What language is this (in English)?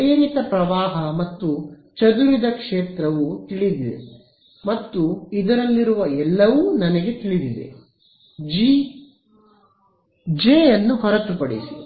Kannada